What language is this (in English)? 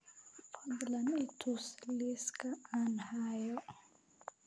Somali